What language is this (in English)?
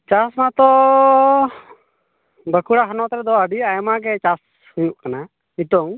Santali